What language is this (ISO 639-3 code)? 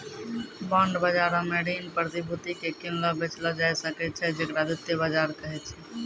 mai